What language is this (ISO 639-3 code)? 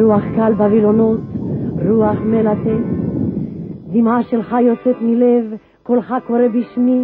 heb